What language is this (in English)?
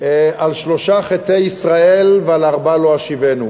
Hebrew